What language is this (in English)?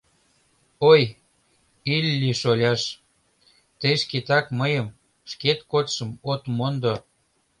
Mari